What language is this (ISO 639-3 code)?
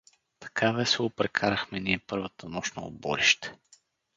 bul